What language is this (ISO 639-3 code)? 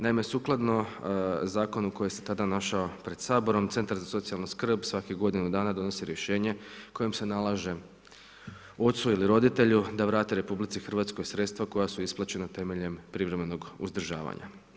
hrv